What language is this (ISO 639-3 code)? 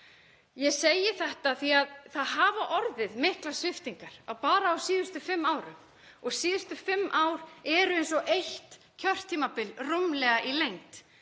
isl